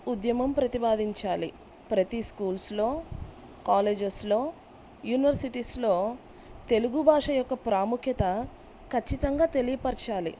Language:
Telugu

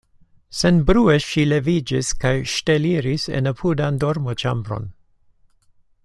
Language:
Esperanto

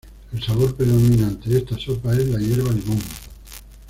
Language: Spanish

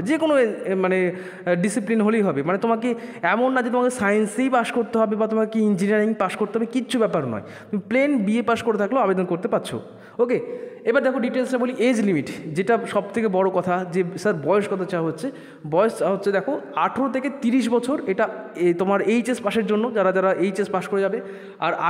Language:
Bangla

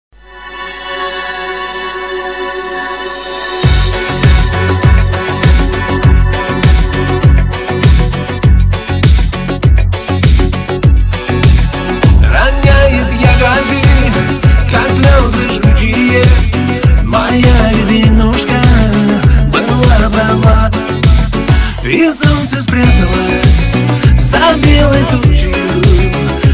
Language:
Arabic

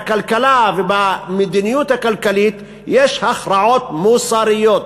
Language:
Hebrew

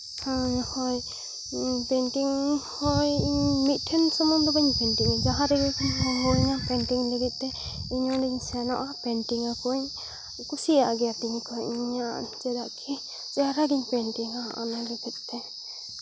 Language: Santali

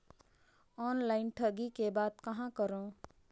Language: Chhattisgarhi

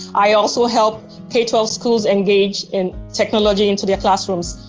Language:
English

